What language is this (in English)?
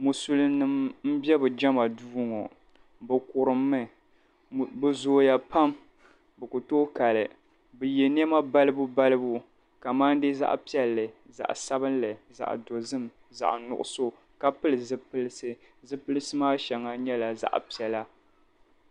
Dagbani